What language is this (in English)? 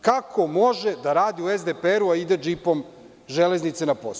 Serbian